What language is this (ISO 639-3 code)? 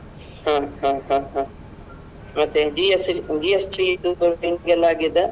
kan